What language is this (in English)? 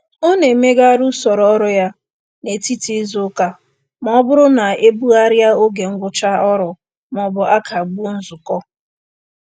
Igbo